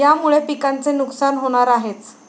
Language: Marathi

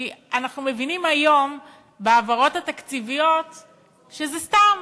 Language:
Hebrew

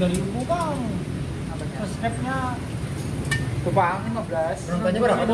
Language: Indonesian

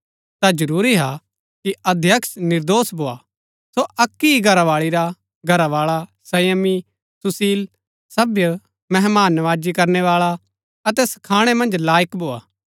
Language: Gaddi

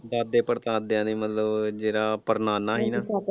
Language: Punjabi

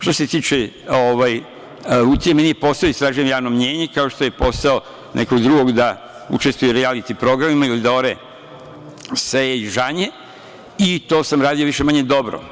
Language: Serbian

